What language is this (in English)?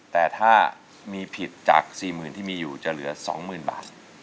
Thai